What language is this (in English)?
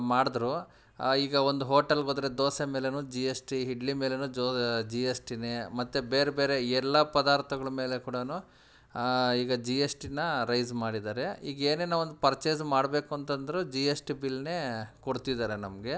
Kannada